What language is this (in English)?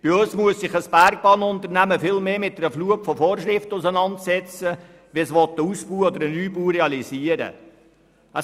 Swiss German